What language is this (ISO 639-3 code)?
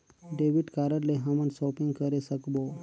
hne